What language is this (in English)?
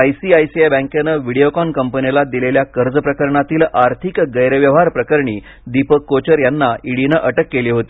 Marathi